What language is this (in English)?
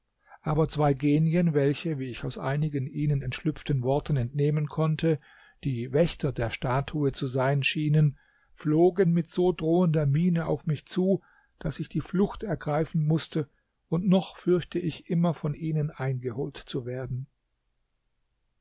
German